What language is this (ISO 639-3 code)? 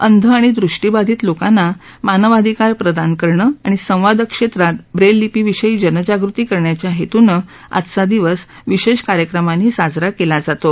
mar